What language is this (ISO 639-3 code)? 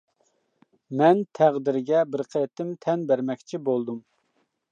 uig